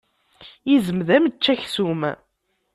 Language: Kabyle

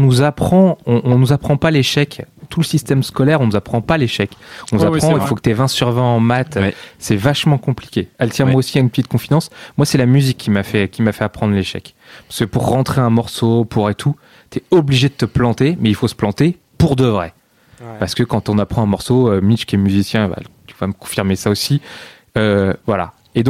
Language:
French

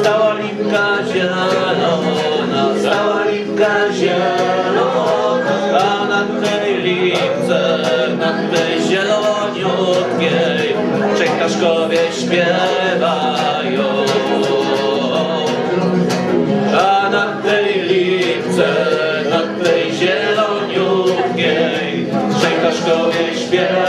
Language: Romanian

